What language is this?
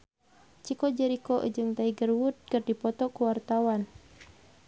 Sundanese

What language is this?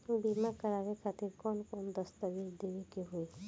Bhojpuri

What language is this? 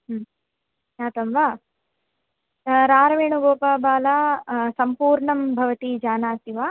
Sanskrit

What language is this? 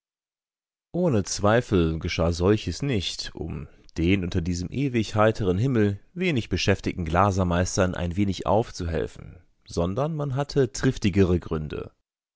German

